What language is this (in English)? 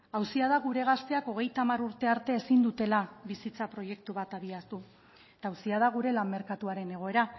Basque